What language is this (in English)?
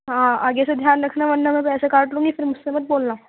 Urdu